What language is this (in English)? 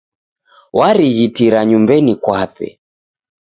Taita